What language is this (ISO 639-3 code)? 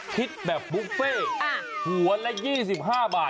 tha